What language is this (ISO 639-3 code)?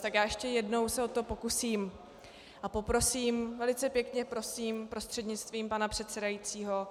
ces